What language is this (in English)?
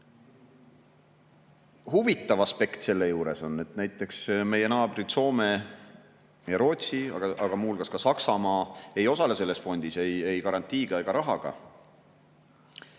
Estonian